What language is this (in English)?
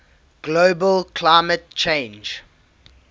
English